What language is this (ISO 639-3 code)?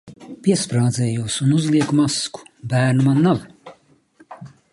lav